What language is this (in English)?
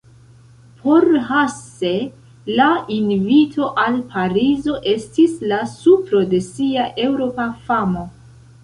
Esperanto